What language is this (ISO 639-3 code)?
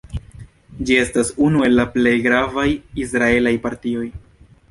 epo